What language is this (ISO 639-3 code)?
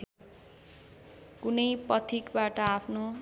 nep